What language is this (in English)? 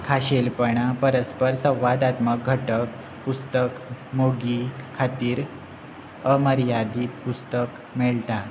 Konkani